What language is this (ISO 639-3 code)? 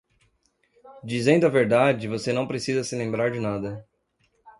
por